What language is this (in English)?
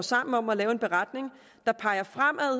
Danish